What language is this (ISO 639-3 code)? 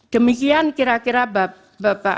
ind